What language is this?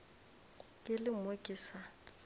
Northern Sotho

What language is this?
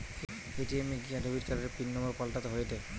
Bangla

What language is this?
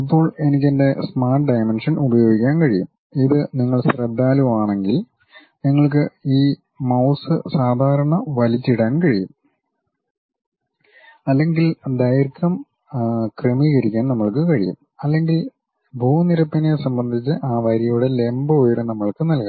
Malayalam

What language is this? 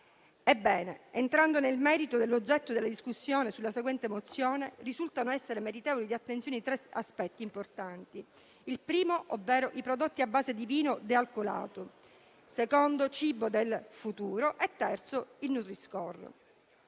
Italian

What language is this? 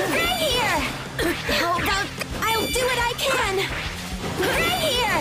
English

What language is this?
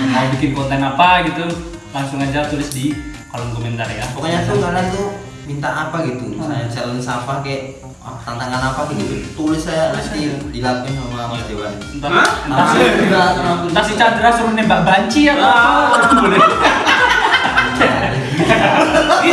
Indonesian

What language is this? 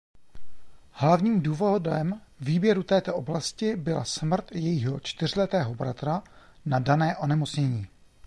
Czech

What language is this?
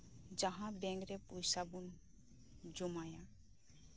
Santali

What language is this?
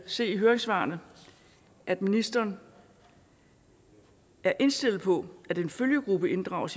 Danish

